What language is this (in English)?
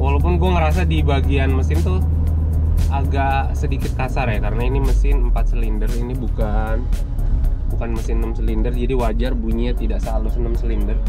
Indonesian